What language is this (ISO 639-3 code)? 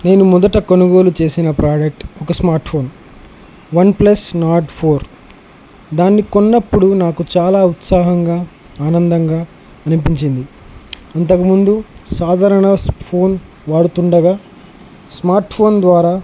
tel